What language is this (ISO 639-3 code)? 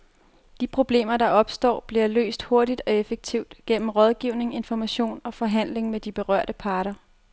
dan